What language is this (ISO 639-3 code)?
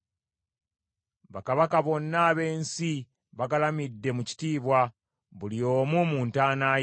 lug